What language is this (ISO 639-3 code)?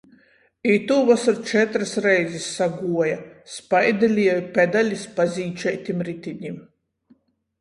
ltg